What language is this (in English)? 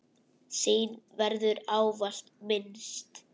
Icelandic